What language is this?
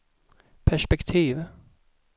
Swedish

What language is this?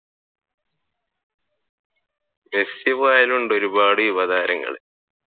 Malayalam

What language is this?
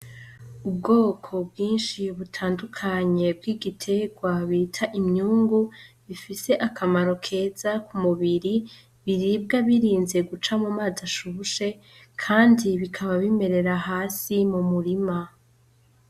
Rundi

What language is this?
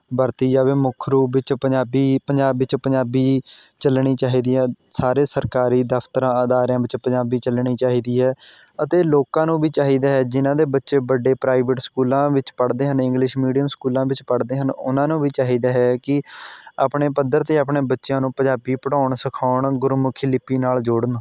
Punjabi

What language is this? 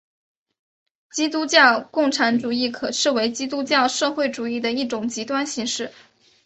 Chinese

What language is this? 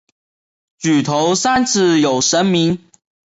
Chinese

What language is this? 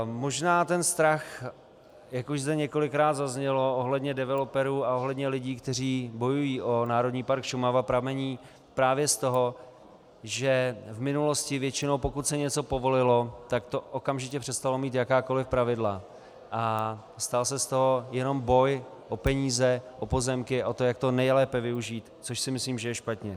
Czech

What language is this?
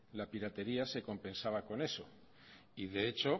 Spanish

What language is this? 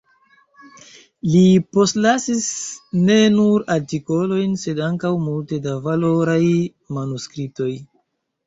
Esperanto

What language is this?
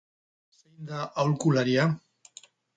Basque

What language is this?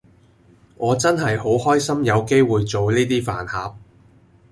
Cantonese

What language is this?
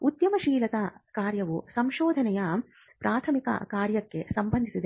Kannada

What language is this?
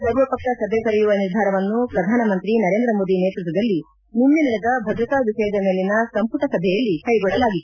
Kannada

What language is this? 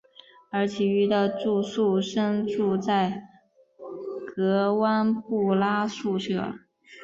Chinese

